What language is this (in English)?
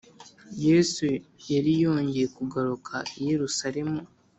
Kinyarwanda